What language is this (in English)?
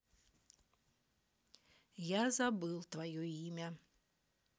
Russian